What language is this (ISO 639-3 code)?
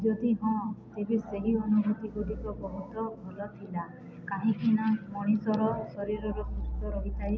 ori